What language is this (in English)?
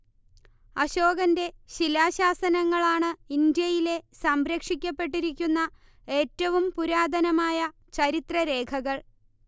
Malayalam